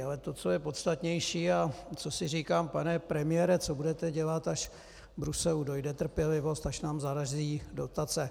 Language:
Czech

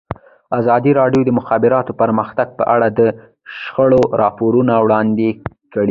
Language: Pashto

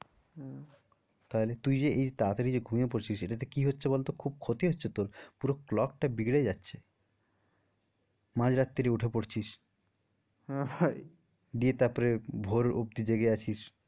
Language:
Bangla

